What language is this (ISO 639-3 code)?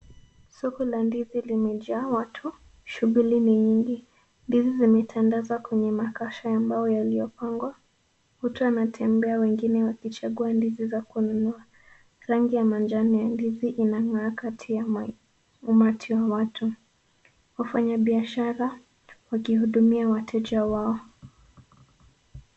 swa